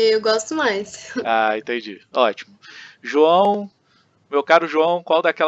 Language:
Portuguese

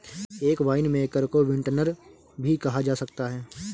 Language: Hindi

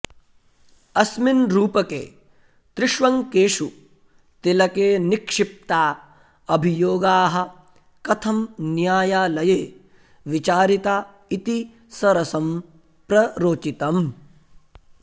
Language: Sanskrit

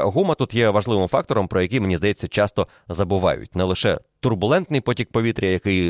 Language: Ukrainian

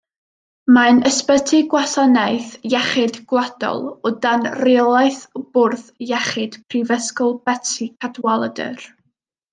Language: Welsh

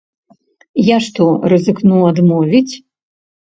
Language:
Belarusian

